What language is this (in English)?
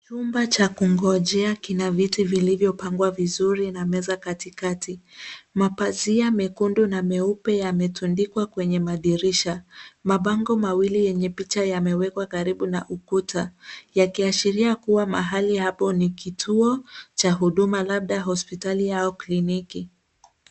Swahili